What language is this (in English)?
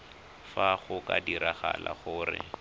Tswana